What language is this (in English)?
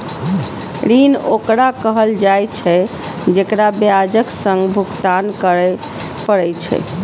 Maithili